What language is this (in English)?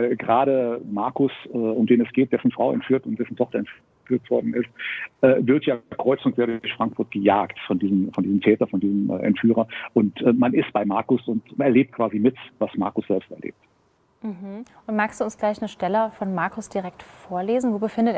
German